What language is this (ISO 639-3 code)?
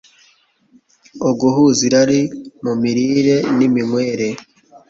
kin